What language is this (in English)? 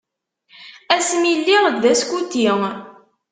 Kabyle